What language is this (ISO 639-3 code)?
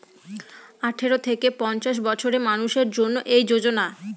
ben